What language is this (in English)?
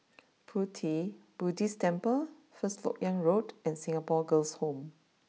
English